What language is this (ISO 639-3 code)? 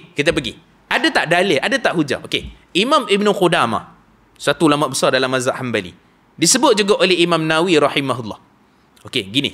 msa